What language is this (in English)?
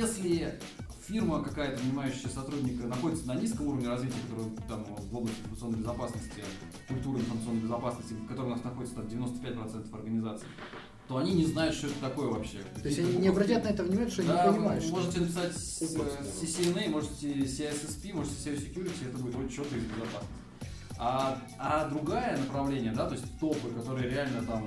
Russian